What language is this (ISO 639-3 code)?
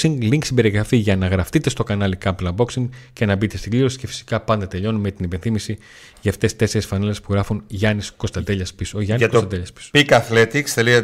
ell